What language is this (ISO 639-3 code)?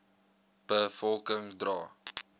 afr